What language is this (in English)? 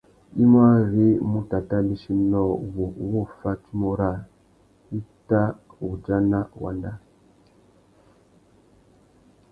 Tuki